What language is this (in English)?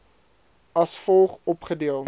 Afrikaans